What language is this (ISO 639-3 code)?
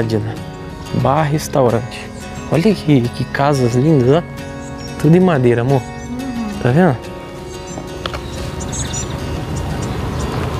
por